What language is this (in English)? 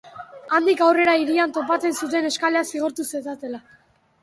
Basque